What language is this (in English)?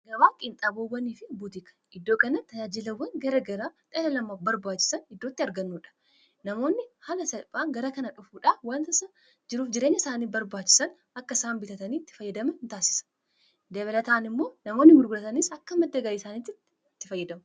Oromo